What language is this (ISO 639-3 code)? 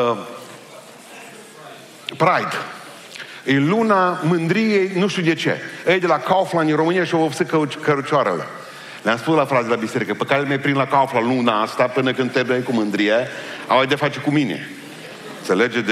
ron